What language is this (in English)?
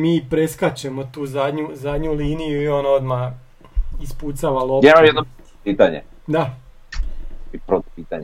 Croatian